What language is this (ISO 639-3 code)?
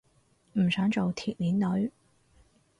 yue